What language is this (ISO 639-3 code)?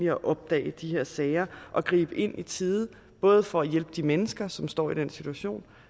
dan